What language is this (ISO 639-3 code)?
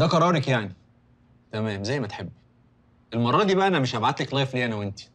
ara